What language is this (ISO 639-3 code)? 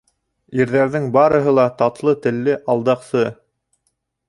bak